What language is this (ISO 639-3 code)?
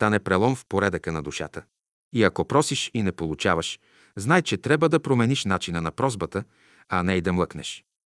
bul